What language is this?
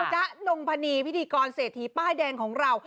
Thai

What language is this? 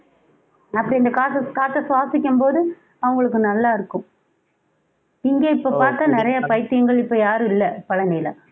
Tamil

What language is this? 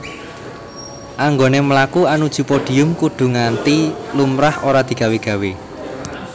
Javanese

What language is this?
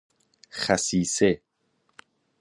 Persian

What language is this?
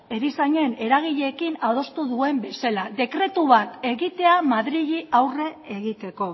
Basque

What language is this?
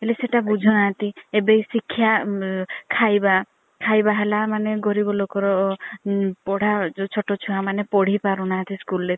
Odia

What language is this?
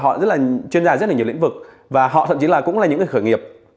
Vietnamese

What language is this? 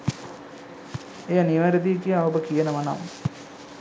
Sinhala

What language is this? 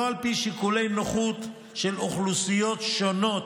Hebrew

